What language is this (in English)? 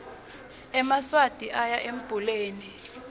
Swati